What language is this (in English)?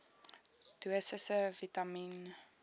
Afrikaans